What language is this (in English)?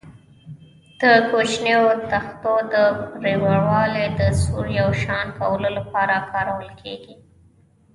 Pashto